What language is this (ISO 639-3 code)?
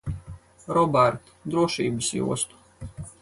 lav